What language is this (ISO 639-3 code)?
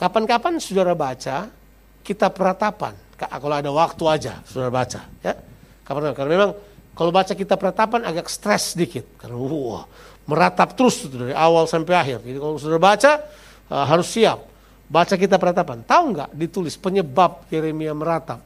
ind